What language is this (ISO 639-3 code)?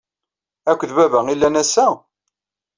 kab